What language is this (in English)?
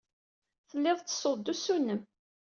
Kabyle